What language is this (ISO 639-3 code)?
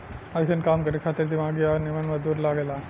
bho